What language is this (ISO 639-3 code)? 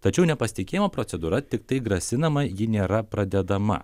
lit